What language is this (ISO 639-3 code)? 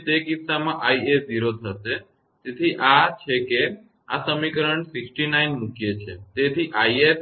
guj